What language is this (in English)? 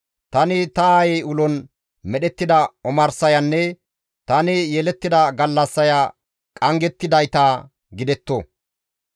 Gamo